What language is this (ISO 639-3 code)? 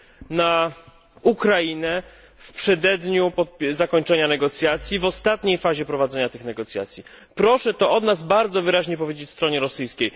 pol